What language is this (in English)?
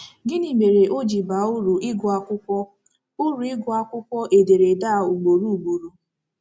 Igbo